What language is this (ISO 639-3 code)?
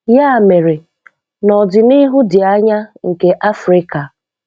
ibo